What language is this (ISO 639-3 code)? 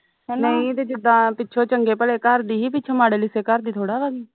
pan